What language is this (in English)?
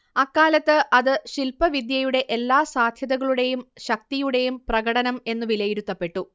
Malayalam